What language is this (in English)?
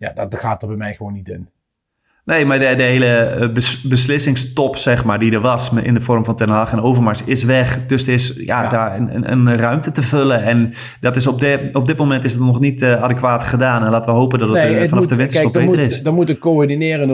Dutch